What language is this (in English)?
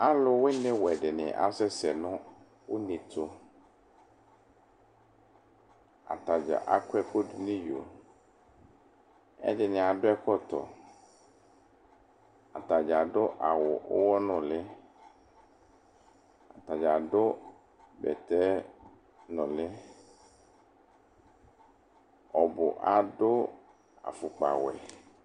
Ikposo